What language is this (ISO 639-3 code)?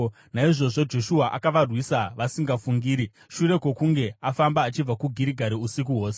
sna